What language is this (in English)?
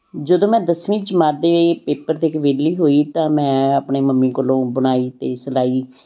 Punjabi